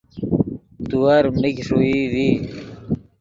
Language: Yidgha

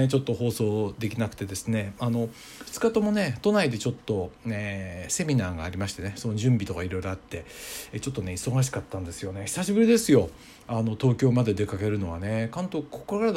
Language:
Japanese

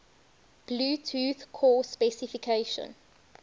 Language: English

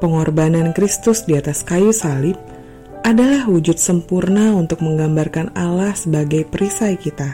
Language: Indonesian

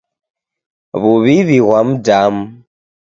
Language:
Taita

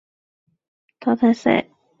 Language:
Chinese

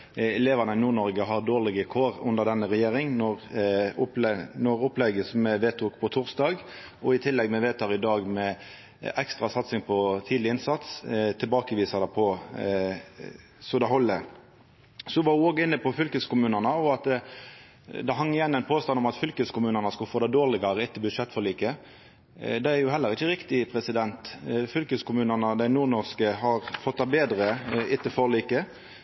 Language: Norwegian Nynorsk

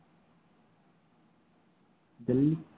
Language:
Tamil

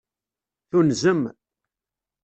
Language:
Kabyle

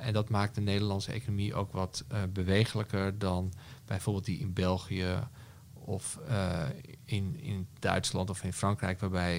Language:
Dutch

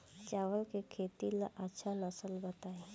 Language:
Bhojpuri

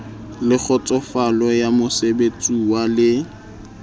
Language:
Southern Sotho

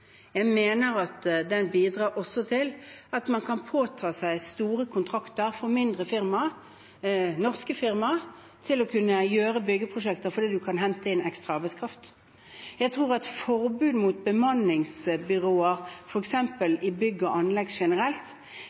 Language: Norwegian Bokmål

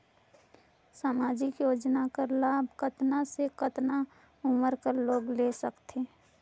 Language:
Chhattisgarhi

